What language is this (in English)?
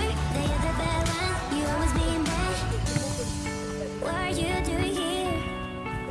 Korean